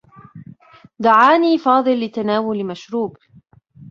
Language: Arabic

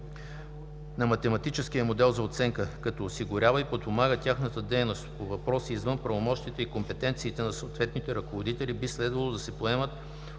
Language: Bulgarian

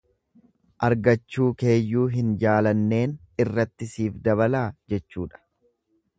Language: Oromo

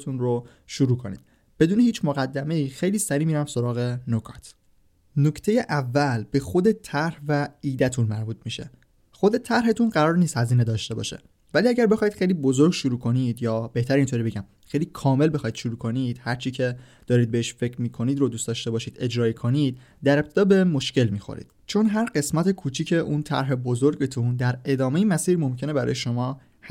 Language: Persian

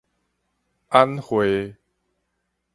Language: Min Nan Chinese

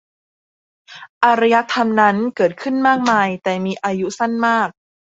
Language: Thai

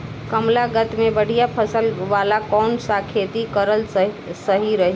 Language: Bhojpuri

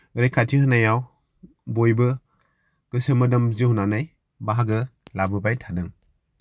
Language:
Bodo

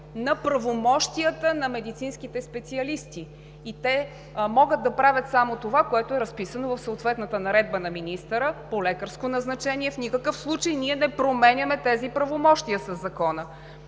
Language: Bulgarian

